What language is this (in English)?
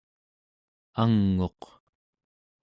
Central Yupik